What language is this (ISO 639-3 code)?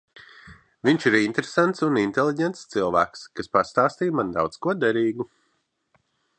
lav